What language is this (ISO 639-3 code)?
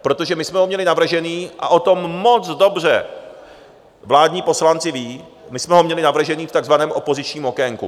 ces